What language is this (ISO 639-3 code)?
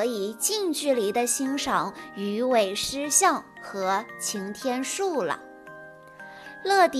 zho